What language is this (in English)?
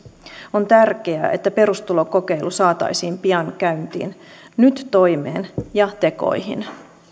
Finnish